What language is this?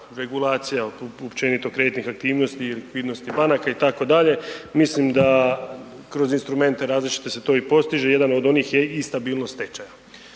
Croatian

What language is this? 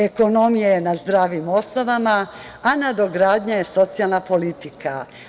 Serbian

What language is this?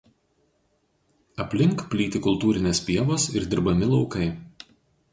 Lithuanian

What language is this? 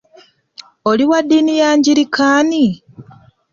Ganda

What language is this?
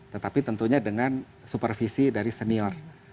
Indonesian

